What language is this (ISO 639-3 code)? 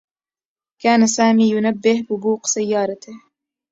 ara